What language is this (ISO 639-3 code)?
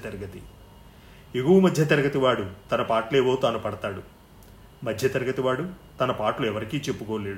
tel